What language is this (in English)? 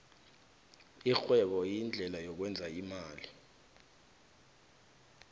South Ndebele